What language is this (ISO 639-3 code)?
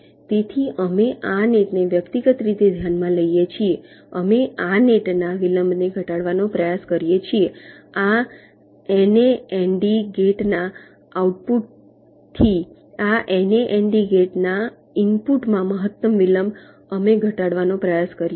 guj